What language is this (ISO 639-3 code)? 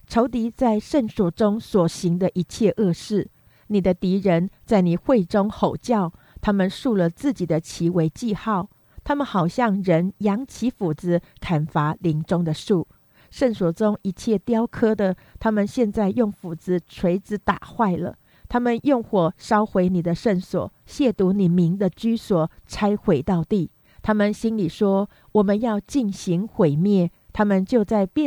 zho